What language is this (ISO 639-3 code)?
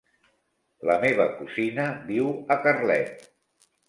cat